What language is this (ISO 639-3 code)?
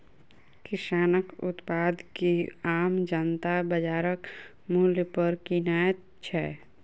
mai